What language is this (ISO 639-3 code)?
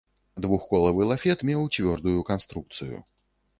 bel